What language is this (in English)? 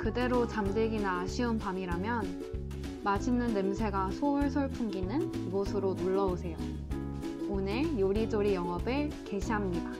Korean